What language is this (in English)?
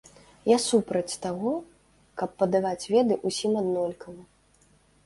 Belarusian